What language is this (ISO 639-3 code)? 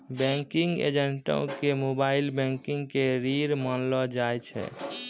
mai